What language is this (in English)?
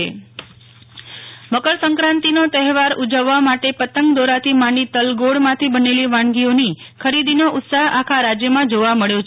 Gujarati